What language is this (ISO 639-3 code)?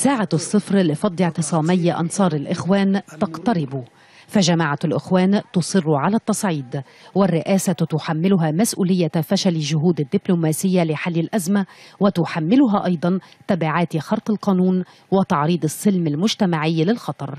ara